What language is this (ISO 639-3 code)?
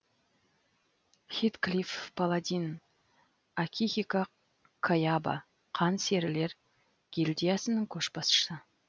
kaz